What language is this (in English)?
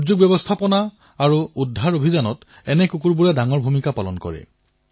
Assamese